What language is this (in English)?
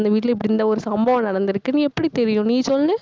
Tamil